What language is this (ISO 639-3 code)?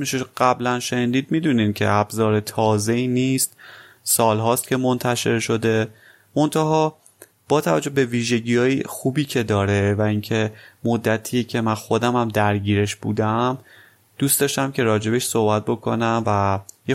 fas